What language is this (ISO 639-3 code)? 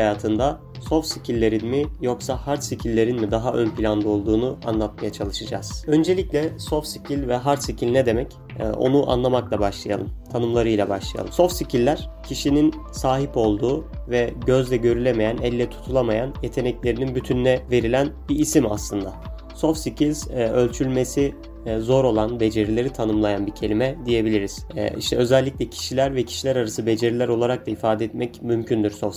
tur